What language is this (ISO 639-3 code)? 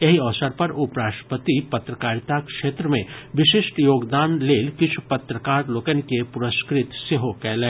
mai